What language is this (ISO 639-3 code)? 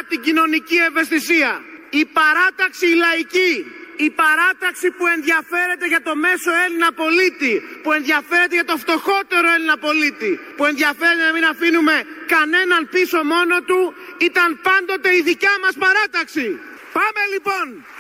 ell